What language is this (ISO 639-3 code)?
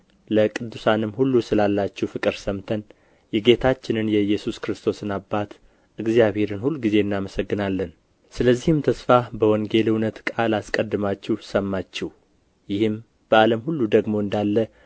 amh